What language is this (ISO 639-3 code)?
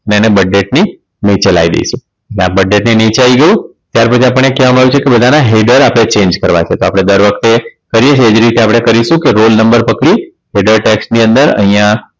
guj